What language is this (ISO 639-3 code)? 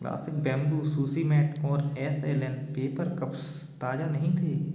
hin